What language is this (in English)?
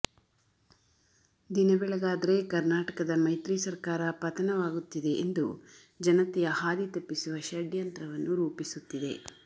Kannada